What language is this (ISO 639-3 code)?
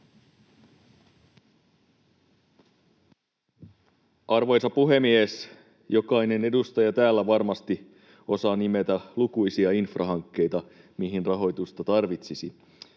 fin